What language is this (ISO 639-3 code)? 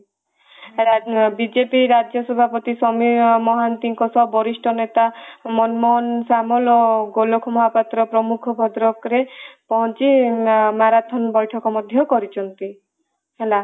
ori